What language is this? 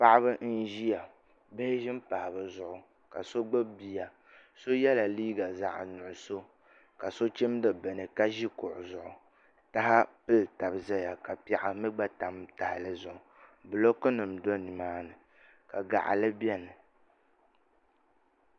Dagbani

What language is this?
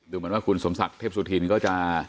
Thai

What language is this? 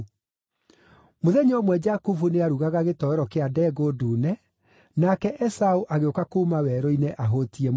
Kikuyu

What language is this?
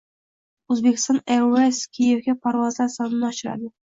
Uzbek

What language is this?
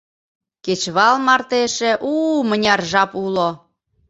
Mari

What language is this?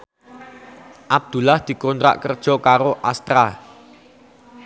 Javanese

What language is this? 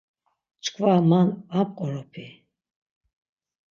Laz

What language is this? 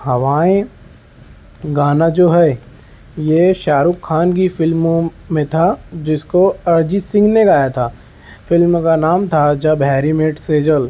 Urdu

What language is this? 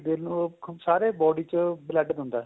Punjabi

